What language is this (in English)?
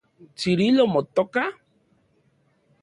Central Puebla Nahuatl